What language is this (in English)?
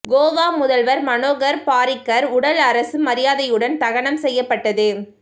Tamil